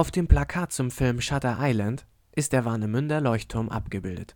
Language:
German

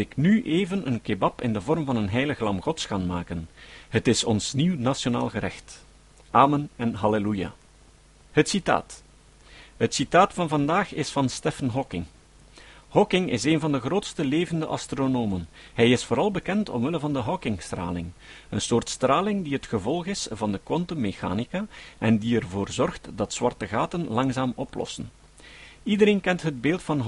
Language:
Dutch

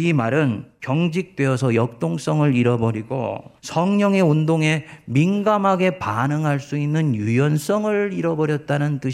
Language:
Korean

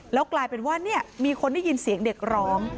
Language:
Thai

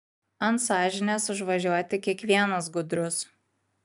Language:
Lithuanian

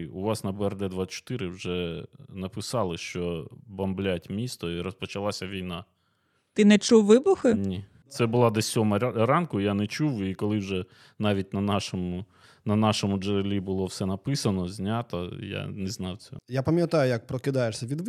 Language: Ukrainian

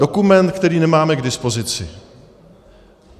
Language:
Czech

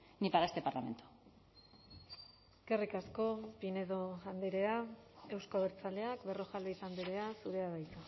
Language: Basque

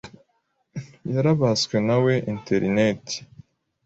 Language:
Kinyarwanda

